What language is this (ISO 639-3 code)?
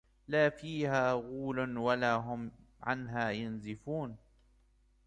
ara